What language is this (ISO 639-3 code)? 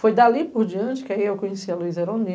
por